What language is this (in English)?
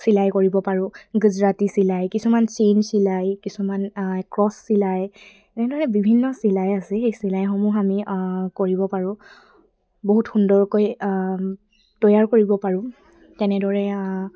Assamese